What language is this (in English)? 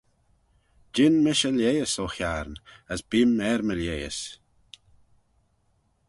Manx